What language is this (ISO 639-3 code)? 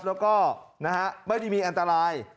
tha